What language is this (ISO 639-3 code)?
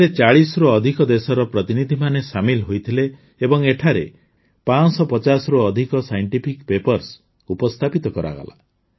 ori